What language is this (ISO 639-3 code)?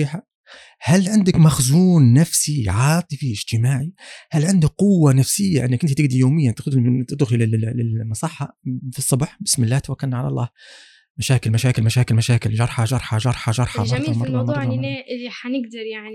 ara